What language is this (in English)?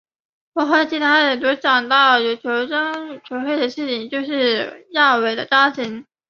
Chinese